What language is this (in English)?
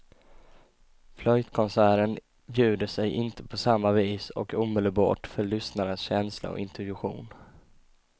Swedish